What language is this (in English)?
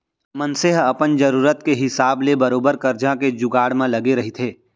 Chhattisgarhi